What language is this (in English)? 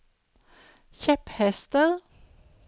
Norwegian